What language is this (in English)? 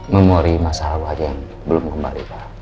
Indonesian